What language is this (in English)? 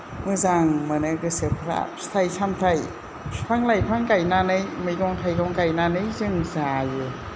Bodo